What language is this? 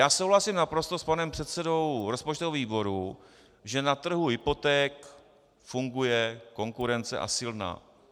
Czech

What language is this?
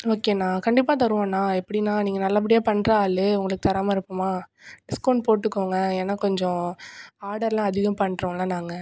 Tamil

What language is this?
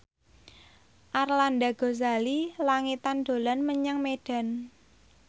Javanese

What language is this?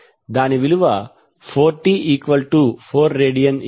Telugu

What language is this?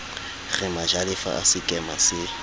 Southern Sotho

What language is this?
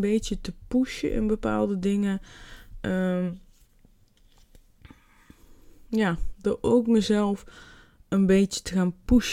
Dutch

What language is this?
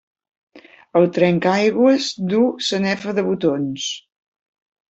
Catalan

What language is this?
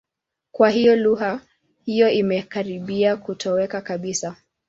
Swahili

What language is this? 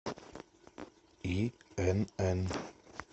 Russian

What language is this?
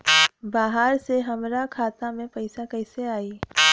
Bhojpuri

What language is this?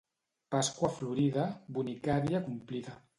Catalan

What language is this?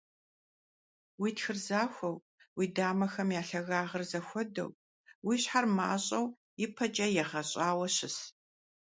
Kabardian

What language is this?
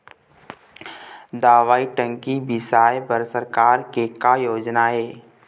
Chhattisgarhi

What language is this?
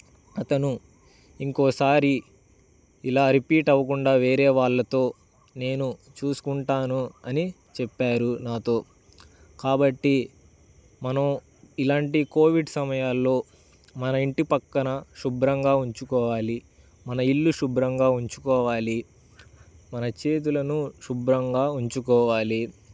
Telugu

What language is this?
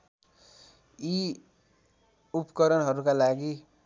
Nepali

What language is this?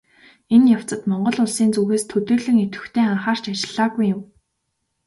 Mongolian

